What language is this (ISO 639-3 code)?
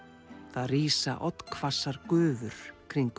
isl